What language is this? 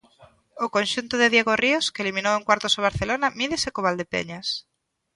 Galician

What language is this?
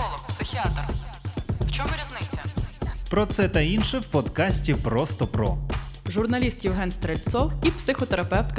Ukrainian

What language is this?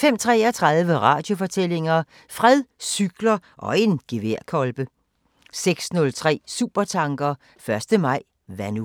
Danish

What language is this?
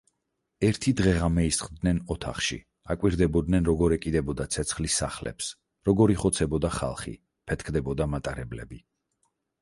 Georgian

